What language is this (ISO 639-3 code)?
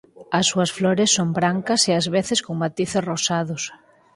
glg